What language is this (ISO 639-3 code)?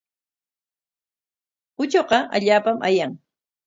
qwa